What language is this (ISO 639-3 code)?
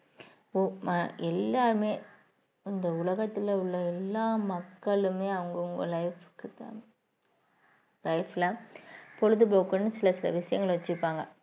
tam